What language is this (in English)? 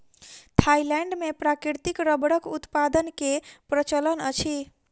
Maithili